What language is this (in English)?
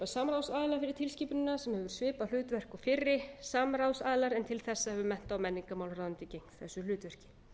Icelandic